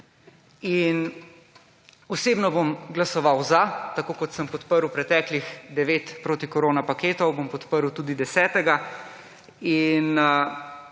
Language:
Slovenian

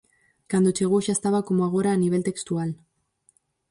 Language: Galician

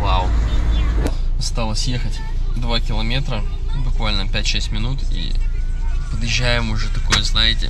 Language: Russian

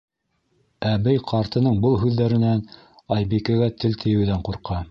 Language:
Bashkir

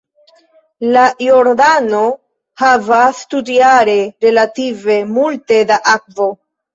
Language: Esperanto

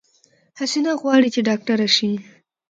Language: Pashto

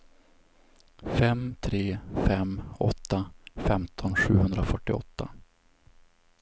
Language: Swedish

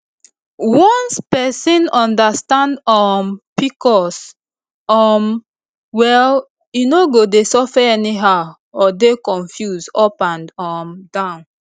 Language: Nigerian Pidgin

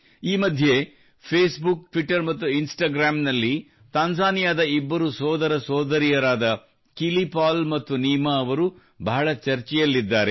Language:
Kannada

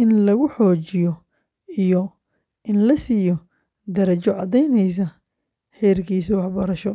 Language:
Somali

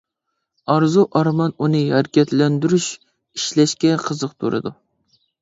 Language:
Uyghur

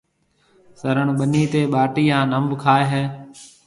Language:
Marwari (Pakistan)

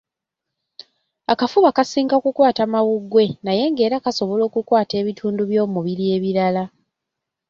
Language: Ganda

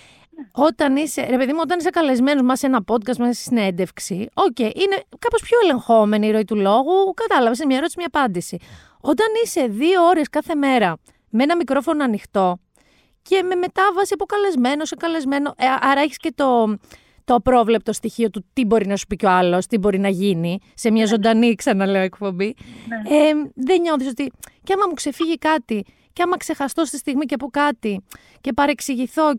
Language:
Greek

